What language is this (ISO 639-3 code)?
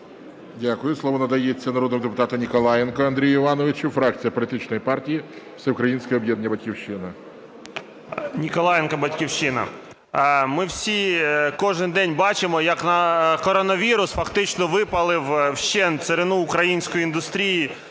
ukr